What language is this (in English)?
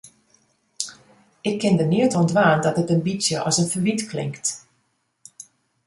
Western Frisian